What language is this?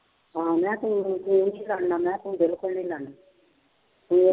Punjabi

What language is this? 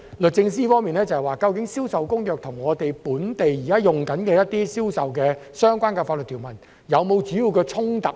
Cantonese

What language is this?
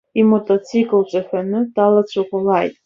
Abkhazian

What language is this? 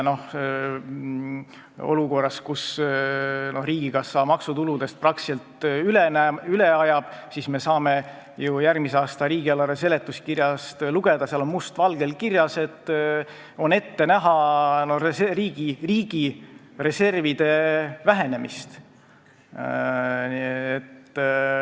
Estonian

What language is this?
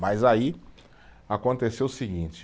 Portuguese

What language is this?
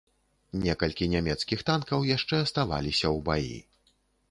Belarusian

